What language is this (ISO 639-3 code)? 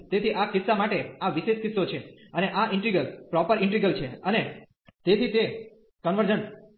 guj